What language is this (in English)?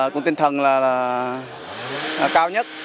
Vietnamese